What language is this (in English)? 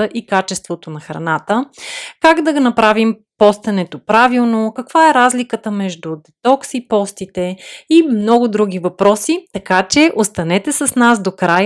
Bulgarian